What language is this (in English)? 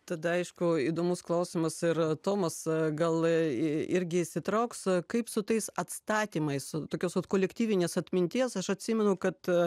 Lithuanian